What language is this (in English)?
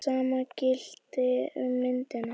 Icelandic